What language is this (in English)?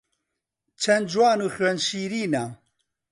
Central Kurdish